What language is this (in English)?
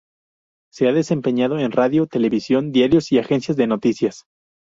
Spanish